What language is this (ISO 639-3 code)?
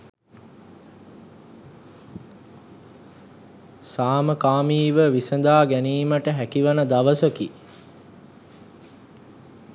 sin